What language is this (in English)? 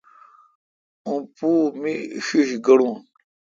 Kalkoti